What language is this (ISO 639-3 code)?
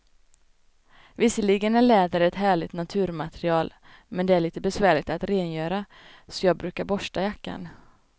swe